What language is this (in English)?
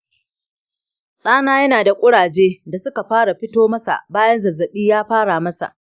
Hausa